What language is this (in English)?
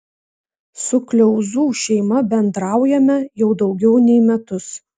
Lithuanian